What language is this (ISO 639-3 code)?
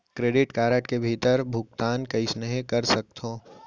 hne